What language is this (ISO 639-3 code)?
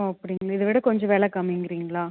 tam